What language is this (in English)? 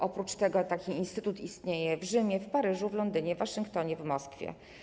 Polish